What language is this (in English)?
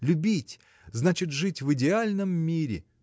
Russian